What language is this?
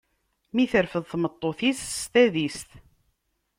Kabyle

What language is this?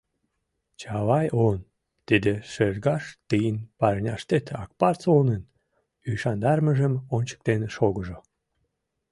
Mari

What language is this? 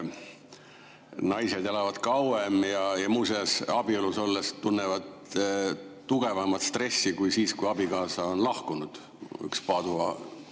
Estonian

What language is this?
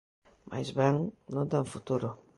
Galician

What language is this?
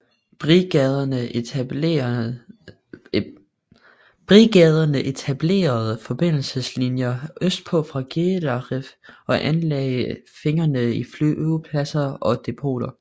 Danish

